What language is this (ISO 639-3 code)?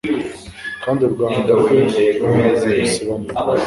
kin